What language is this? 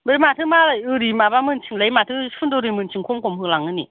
Bodo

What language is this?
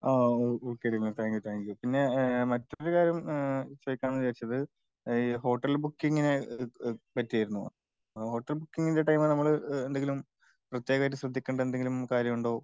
Malayalam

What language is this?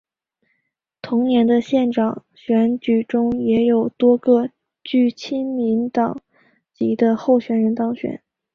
Chinese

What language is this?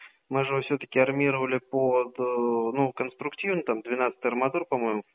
Russian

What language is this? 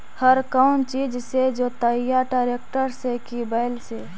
Magahi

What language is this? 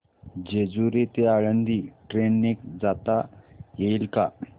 Marathi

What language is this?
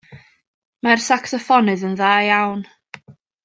Welsh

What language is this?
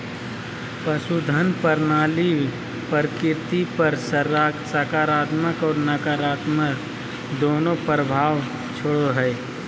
Magahi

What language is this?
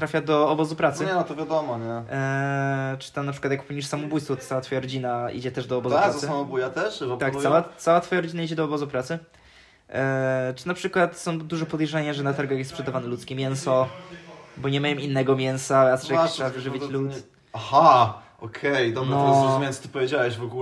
Polish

